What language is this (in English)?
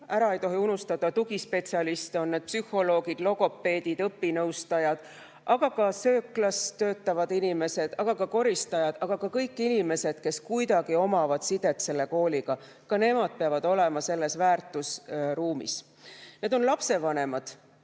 Estonian